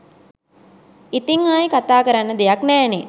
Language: Sinhala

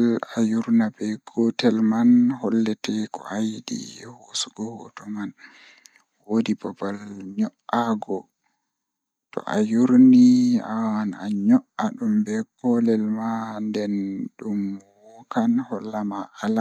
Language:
Fula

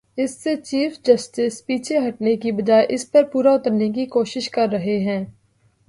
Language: Urdu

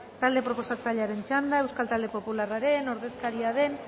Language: Basque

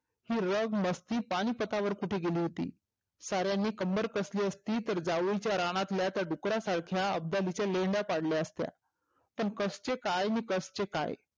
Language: Marathi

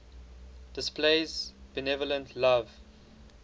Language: English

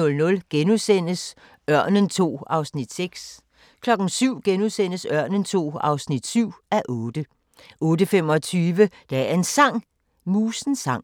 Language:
Danish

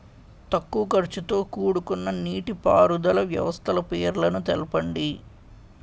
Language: Telugu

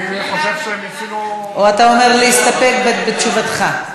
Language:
Hebrew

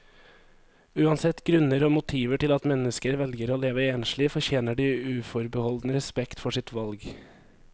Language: Norwegian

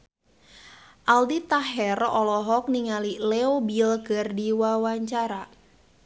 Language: Sundanese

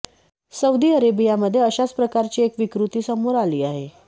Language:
Marathi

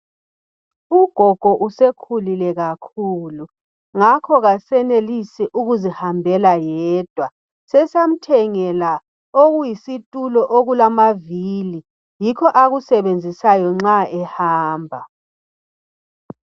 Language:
North Ndebele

